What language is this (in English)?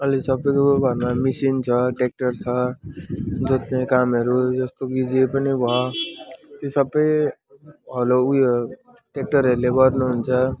Nepali